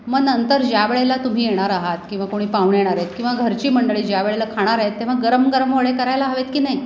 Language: Marathi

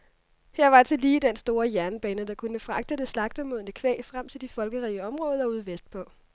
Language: Danish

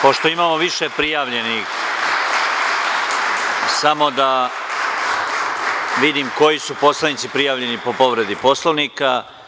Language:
Serbian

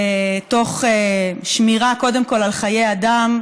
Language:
Hebrew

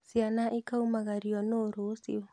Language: Kikuyu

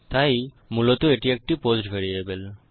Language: Bangla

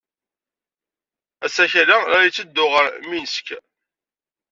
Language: Kabyle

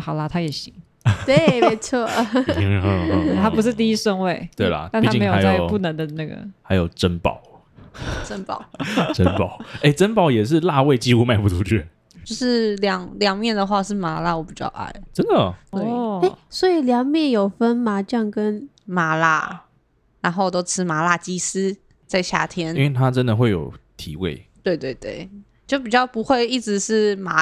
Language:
Chinese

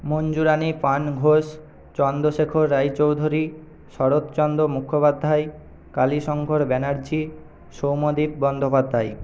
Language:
Bangla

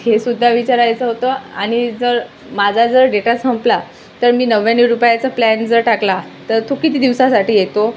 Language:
Marathi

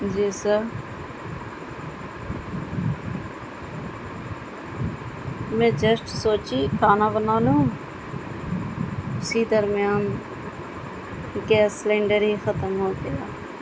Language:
Urdu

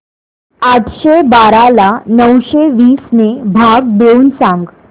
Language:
Marathi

